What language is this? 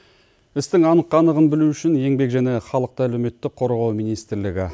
Kazakh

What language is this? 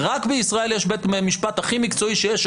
Hebrew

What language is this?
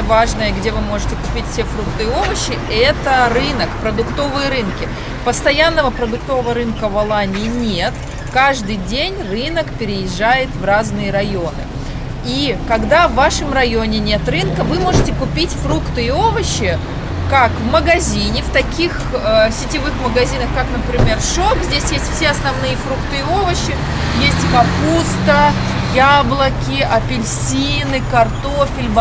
Russian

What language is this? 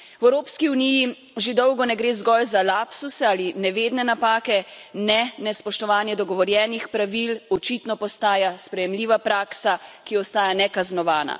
Slovenian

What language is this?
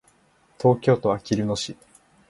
Japanese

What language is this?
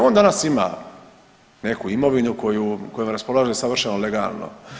Croatian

